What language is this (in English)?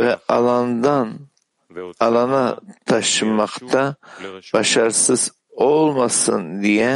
Turkish